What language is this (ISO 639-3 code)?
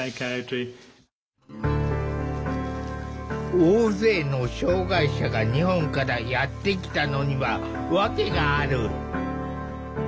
jpn